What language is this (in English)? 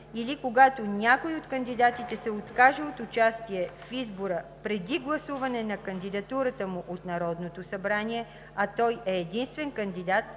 Bulgarian